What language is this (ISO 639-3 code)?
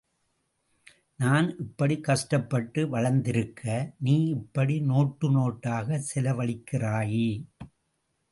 tam